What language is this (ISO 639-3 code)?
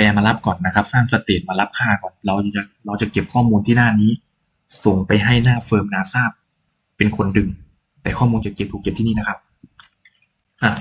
tha